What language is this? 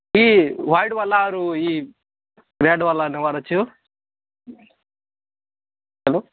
Odia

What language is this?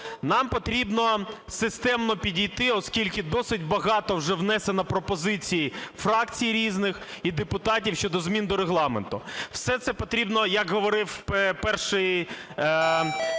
Ukrainian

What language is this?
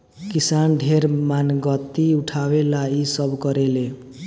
Bhojpuri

